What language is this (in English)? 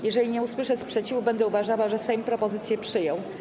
Polish